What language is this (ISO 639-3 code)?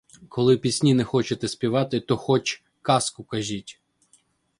ukr